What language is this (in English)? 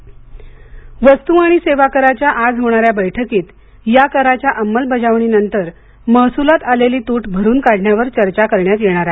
Marathi